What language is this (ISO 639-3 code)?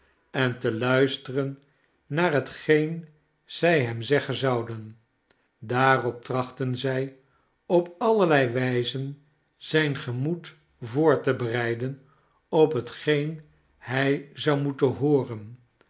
nld